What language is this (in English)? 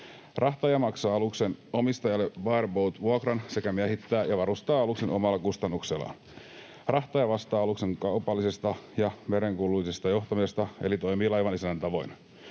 Finnish